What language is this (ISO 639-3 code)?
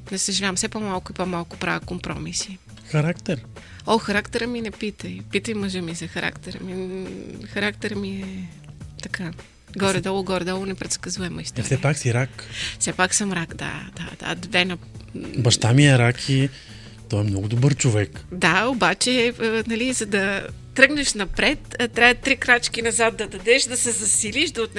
bul